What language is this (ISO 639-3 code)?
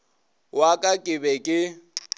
nso